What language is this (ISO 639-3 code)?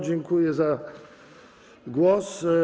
pol